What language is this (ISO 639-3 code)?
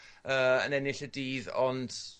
cym